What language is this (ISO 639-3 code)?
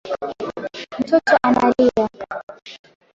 swa